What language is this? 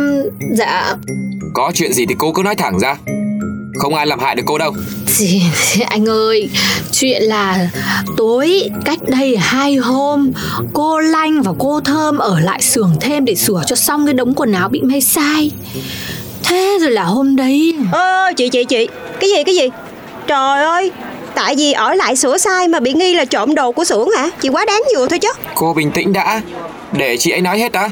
Vietnamese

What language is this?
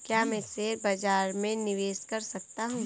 Hindi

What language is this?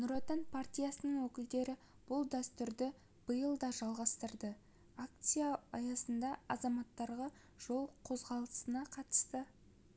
Kazakh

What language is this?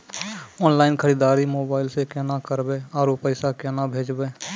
Maithili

